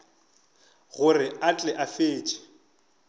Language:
Northern Sotho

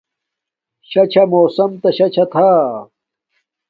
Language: Domaaki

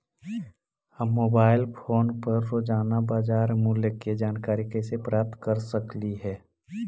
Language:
Magahi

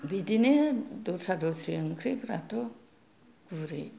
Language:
Bodo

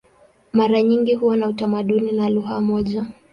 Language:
Swahili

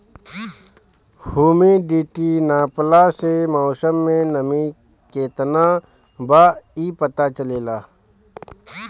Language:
Bhojpuri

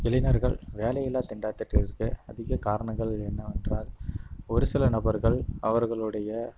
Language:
Tamil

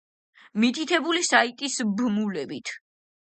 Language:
Georgian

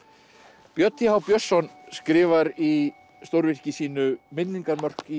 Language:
Icelandic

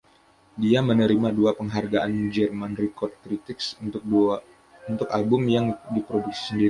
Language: Indonesian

